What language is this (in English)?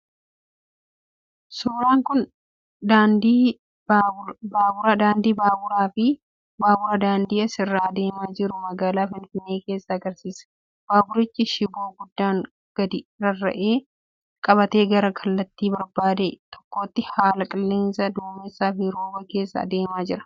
Oromo